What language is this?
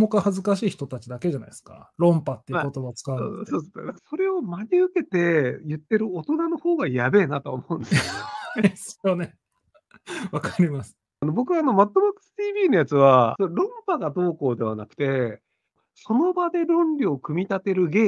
Japanese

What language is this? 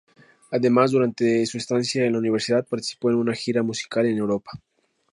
Spanish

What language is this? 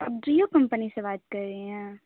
Urdu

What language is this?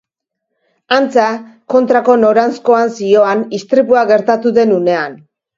Basque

